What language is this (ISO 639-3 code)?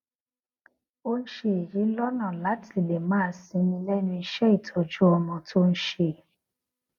yor